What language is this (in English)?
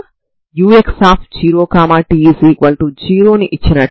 Telugu